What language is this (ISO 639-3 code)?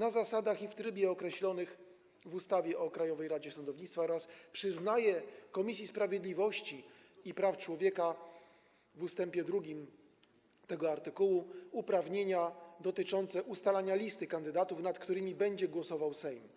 pol